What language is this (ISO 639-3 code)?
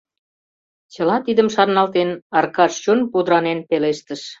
chm